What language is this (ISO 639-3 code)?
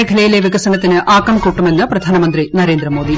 mal